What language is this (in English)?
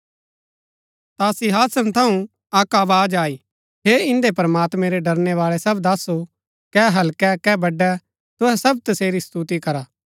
Gaddi